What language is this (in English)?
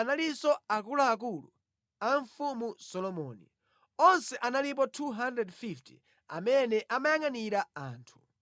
Nyanja